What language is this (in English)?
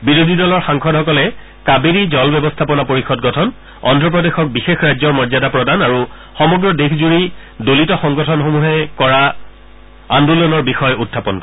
Assamese